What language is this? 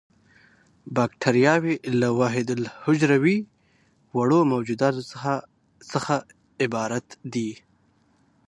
Pashto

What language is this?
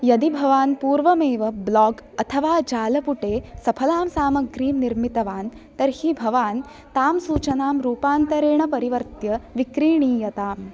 Sanskrit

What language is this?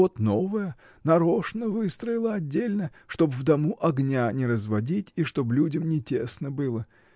Russian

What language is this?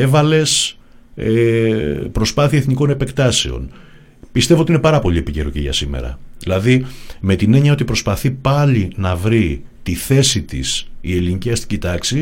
Greek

